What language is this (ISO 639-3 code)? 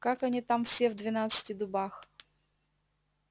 rus